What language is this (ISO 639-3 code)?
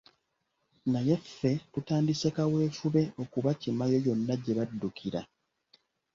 lug